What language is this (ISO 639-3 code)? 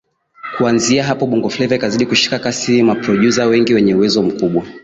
swa